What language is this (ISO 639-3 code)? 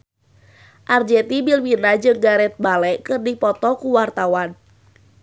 sun